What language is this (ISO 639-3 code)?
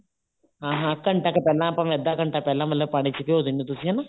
pan